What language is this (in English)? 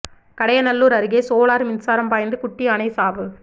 Tamil